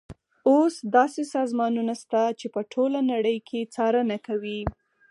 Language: Pashto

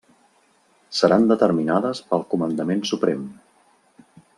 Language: Catalan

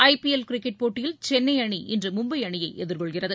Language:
Tamil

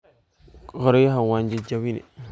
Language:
Somali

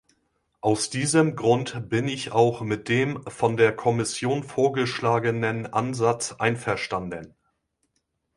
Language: German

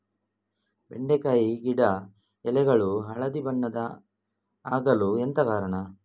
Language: Kannada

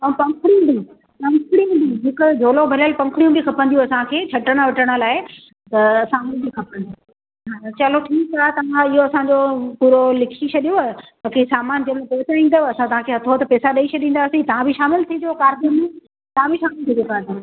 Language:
Sindhi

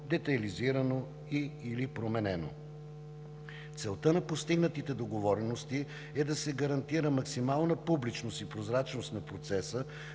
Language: Bulgarian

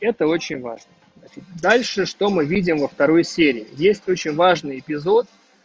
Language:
Russian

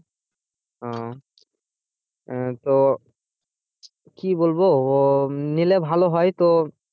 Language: Bangla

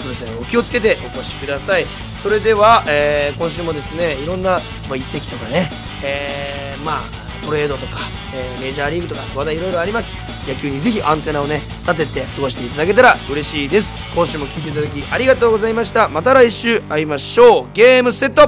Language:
Japanese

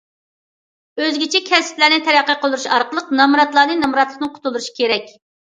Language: Uyghur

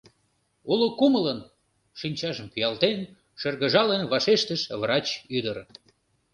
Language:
Mari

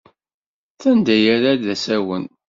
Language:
Kabyle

